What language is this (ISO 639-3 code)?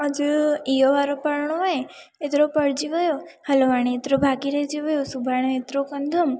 snd